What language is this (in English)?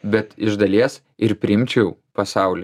Lithuanian